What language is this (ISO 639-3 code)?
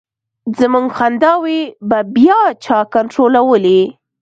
pus